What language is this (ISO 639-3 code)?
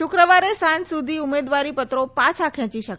guj